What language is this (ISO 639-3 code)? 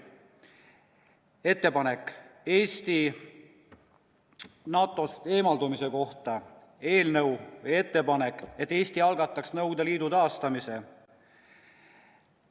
est